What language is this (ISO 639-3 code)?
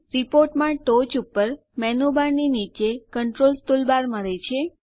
guj